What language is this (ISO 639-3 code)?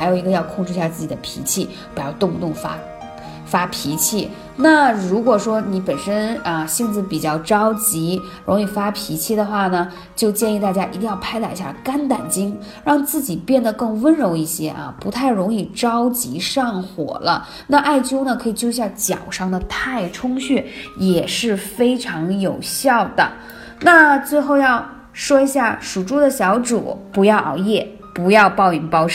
zho